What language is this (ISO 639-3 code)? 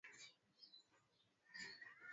swa